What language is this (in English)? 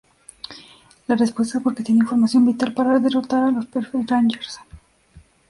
Spanish